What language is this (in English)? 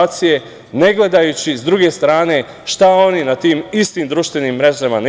Serbian